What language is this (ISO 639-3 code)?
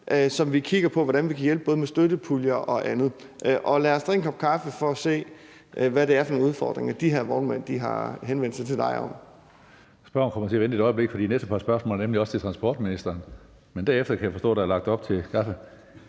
dan